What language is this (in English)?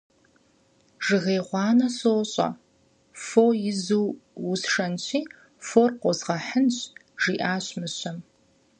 Kabardian